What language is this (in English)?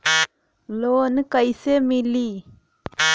Bhojpuri